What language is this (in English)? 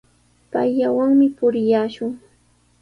Sihuas Ancash Quechua